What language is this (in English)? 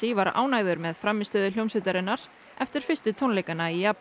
Icelandic